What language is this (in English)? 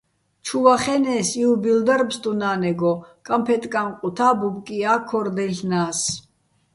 Bats